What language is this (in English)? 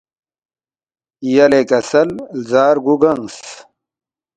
Balti